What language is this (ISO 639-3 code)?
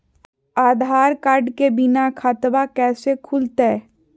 mag